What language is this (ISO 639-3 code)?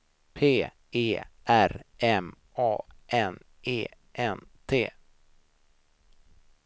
swe